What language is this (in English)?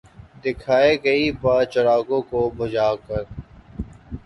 Urdu